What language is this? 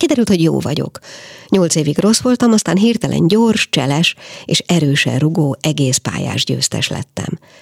Hungarian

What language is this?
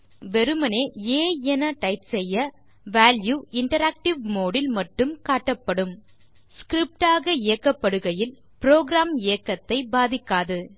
Tamil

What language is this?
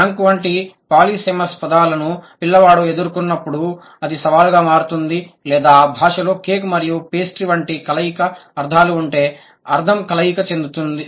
Telugu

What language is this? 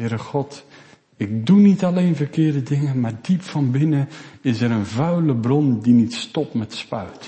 Dutch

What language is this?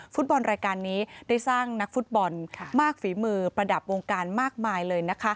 Thai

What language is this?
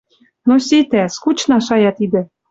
Western Mari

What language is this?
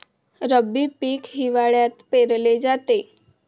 Marathi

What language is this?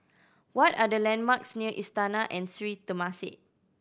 English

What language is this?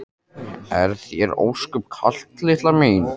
Icelandic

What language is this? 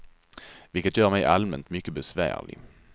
Swedish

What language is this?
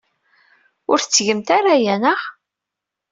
Kabyle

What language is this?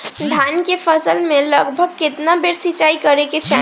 Bhojpuri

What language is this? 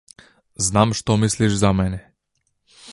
Macedonian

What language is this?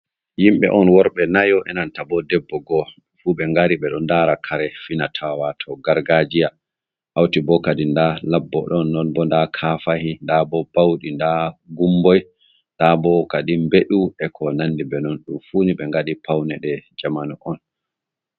Fula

